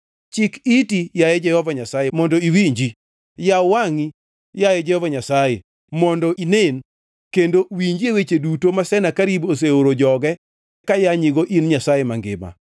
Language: Luo (Kenya and Tanzania)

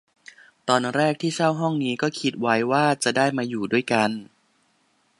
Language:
Thai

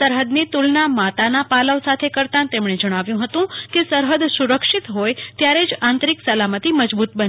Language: Gujarati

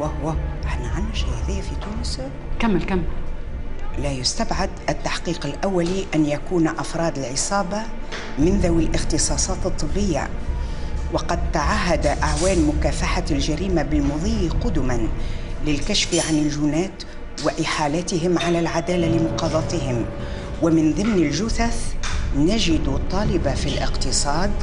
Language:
Arabic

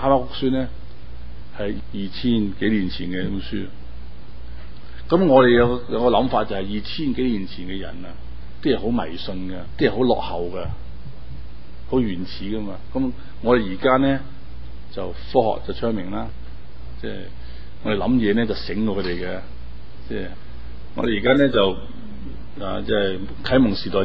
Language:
Chinese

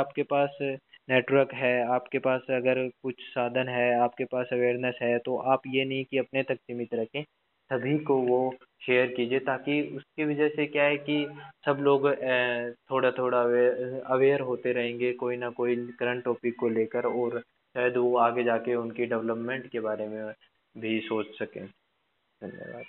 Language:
Hindi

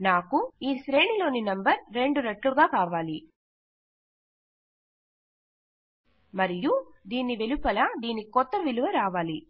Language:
Telugu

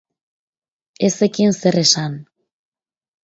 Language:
Basque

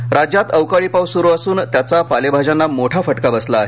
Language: Marathi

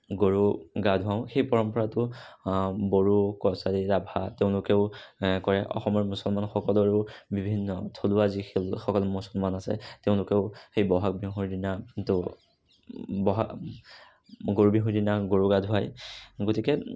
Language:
Assamese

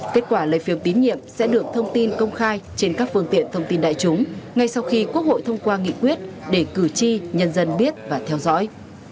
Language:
Vietnamese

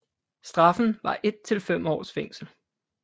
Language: Danish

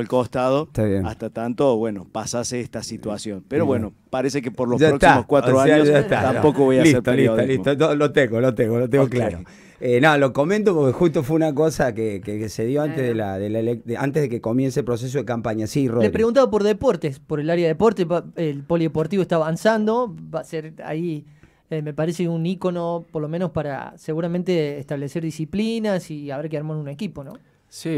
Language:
Spanish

